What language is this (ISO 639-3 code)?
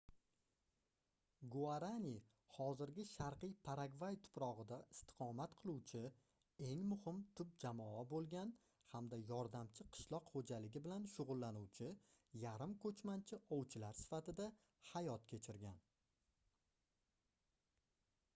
uzb